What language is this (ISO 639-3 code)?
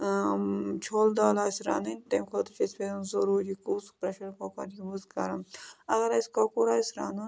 kas